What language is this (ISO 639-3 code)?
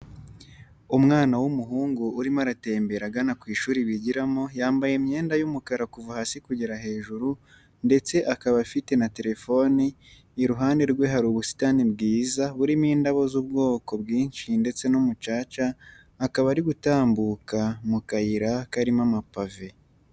kin